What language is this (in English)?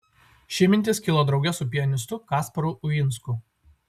Lithuanian